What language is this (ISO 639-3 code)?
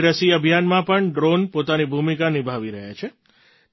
guj